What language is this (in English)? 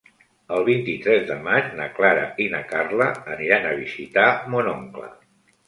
Catalan